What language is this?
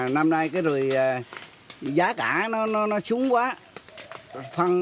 Vietnamese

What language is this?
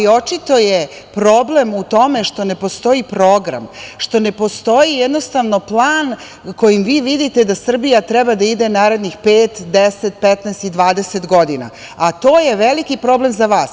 Serbian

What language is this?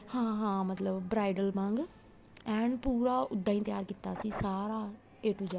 Punjabi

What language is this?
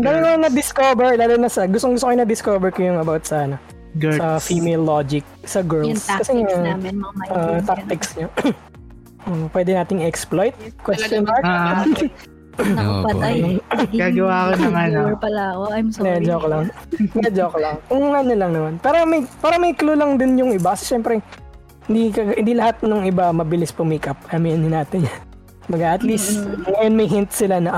Filipino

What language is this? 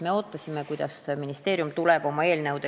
Estonian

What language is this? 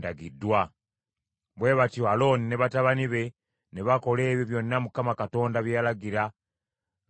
Ganda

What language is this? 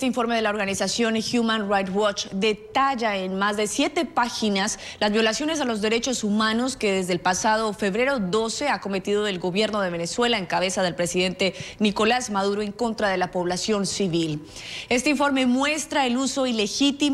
Spanish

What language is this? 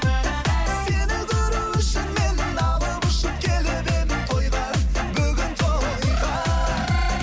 Kazakh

